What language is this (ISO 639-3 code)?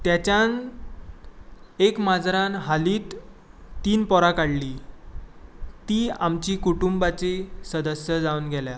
kok